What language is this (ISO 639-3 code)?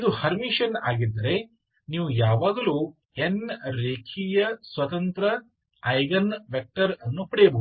kan